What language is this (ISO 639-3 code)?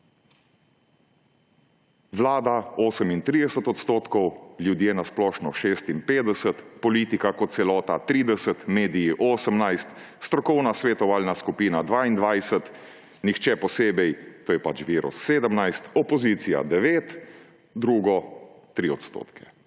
slv